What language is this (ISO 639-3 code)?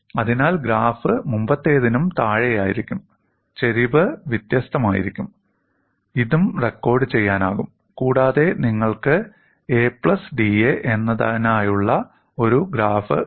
mal